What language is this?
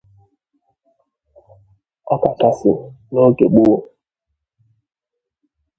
Igbo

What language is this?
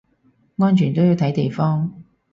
Cantonese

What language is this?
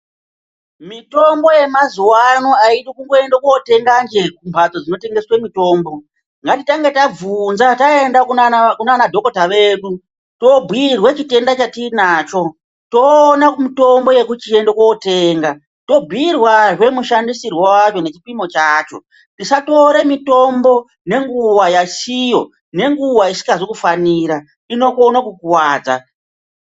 Ndau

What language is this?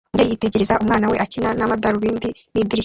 Kinyarwanda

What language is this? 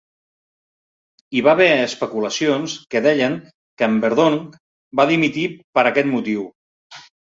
Catalan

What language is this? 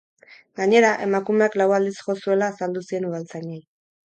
Basque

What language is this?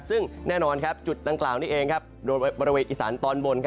Thai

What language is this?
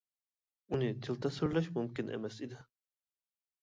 Uyghur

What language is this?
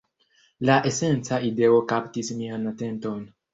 Esperanto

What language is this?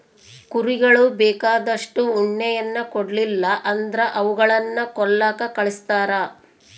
Kannada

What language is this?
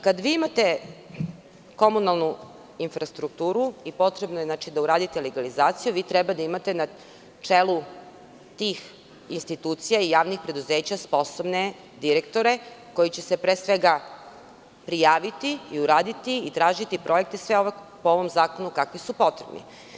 Serbian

